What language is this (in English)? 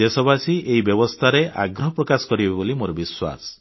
Odia